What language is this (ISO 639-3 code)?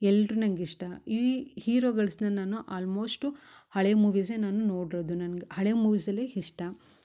kan